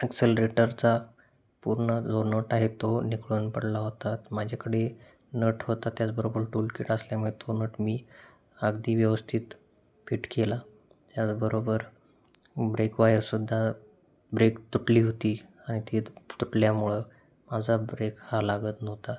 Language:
Marathi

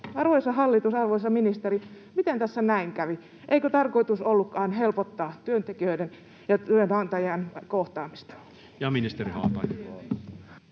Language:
Finnish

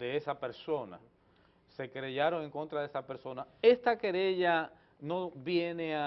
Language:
Spanish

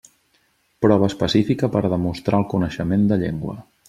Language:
Catalan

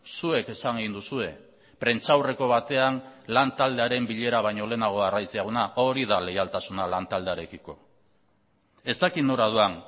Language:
Basque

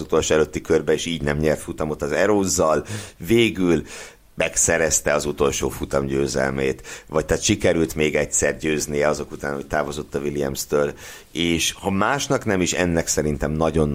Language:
Hungarian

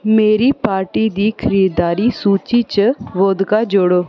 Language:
Dogri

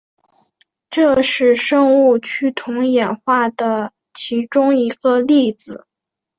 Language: Chinese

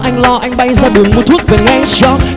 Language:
Vietnamese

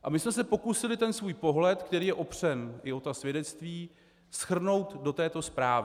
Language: Czech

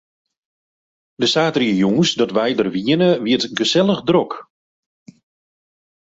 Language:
Western Frisian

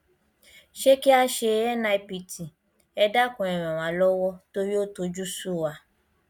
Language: Yoruba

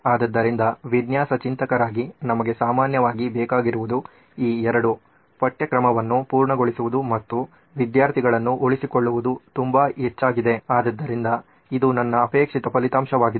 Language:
Kannada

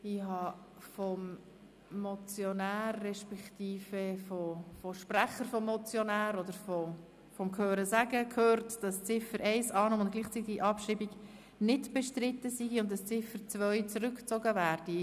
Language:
Swiss German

